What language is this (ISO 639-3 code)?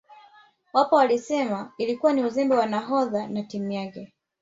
swa